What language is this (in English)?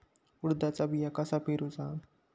Marathi